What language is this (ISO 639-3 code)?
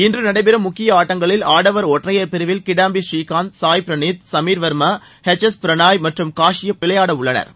tam